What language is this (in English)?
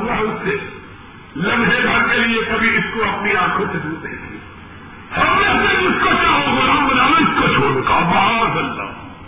Urdu